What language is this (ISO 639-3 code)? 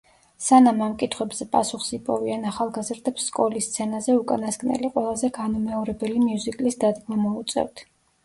kat